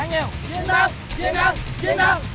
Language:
Vietnamese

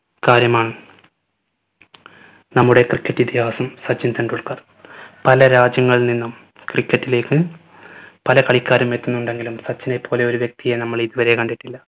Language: Malayalam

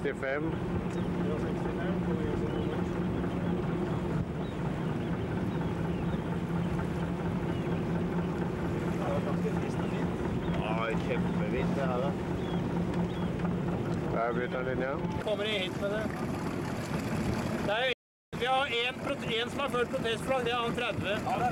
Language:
Norwegian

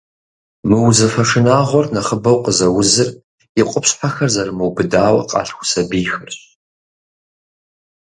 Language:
Kabardian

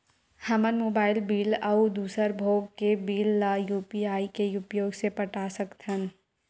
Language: Chhattisgarhi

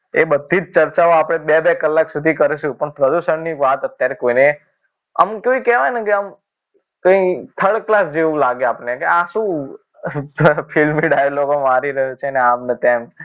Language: Gujarati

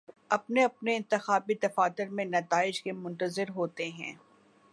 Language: Urdu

